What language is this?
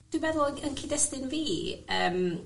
Welsh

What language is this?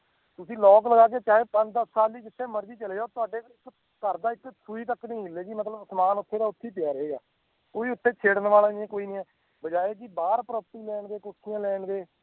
Punjabi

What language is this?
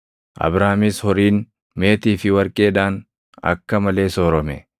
Oromo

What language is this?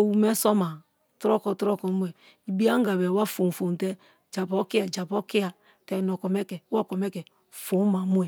Kalabari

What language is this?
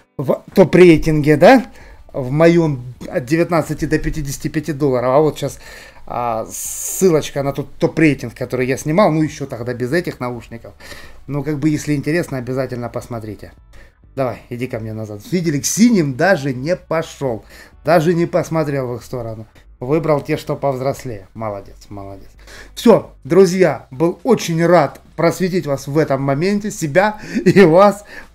Russian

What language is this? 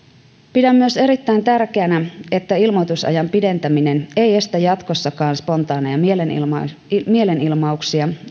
Finnish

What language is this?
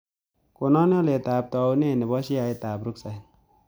Kalenjin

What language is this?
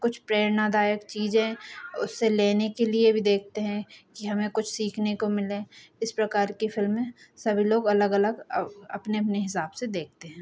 Hindi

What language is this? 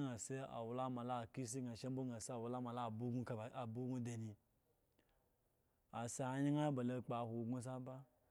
Eggon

